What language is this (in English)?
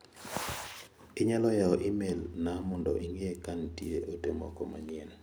Luo (Kenya and Tanzania)